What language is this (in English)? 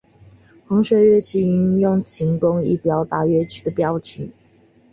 Chinese